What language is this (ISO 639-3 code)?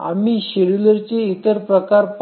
mar